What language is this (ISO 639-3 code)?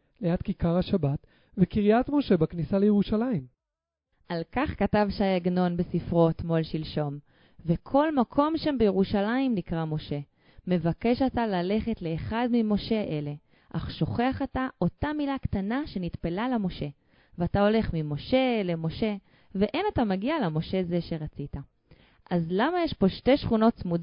heb